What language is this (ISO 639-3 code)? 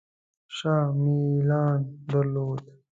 pus